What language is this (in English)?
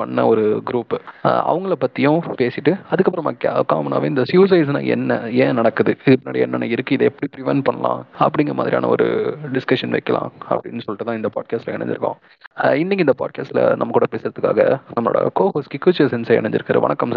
Tamil